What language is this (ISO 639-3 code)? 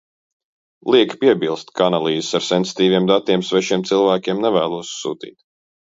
lav